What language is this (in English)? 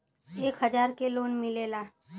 Bhojpuri